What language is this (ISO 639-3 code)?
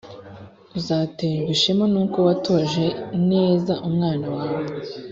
kin